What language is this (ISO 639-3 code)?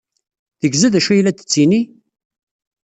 kab